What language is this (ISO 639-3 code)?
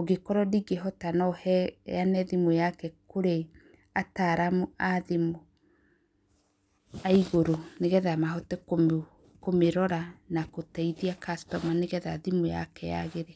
kik